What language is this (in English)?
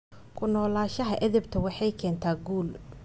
Somali